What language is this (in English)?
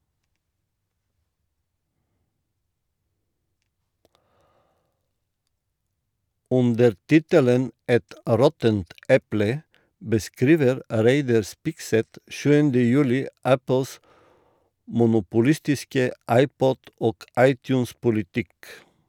Norwegian